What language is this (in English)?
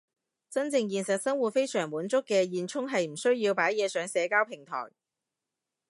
Cantonese